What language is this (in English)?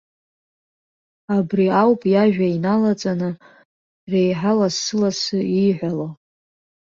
Abkhazian